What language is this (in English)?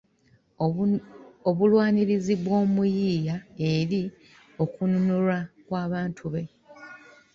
Ganda